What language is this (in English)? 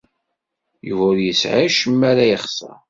Kabyle